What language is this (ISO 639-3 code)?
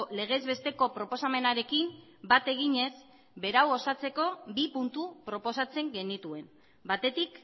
eus